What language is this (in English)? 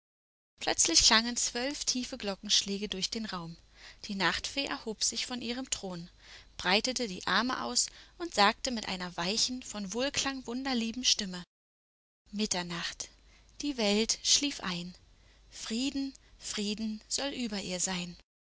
German